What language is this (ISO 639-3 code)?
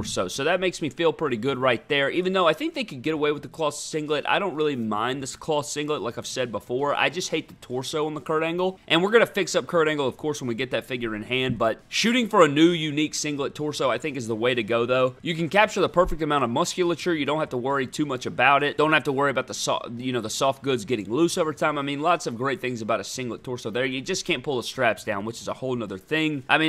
eng